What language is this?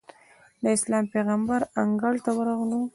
Pashto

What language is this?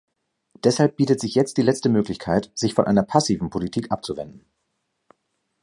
German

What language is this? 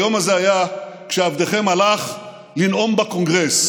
Hebrew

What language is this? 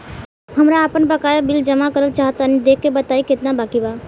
Bhojpuri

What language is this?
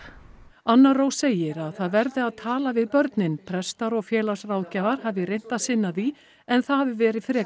Icelandic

